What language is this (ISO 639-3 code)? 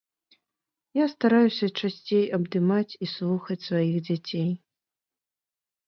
bel